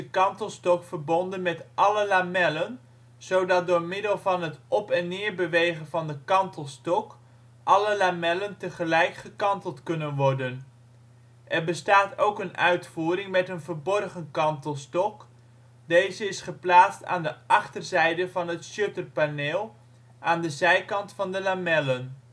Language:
Dutch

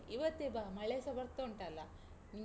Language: Kannada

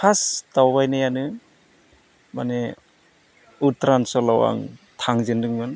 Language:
Bodo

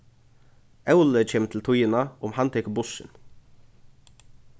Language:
Faroese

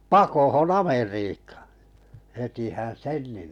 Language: Finnish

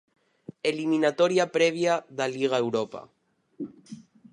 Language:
Galician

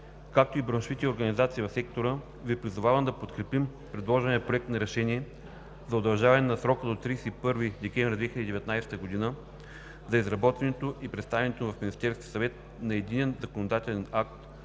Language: Bulgarian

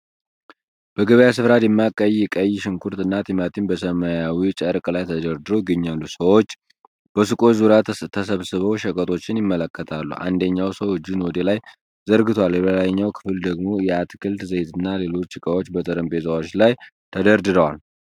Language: Amharic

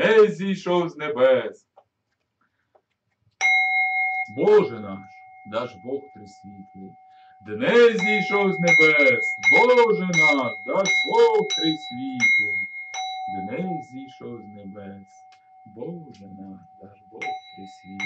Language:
Ukrainian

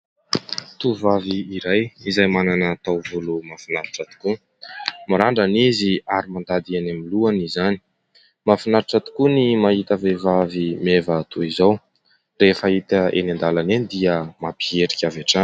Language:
Malagasy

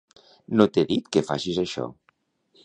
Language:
Catalan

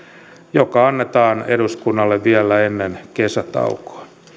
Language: Finnish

